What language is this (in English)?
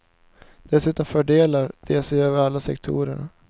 Swedish